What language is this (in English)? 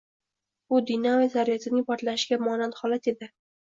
Uzbek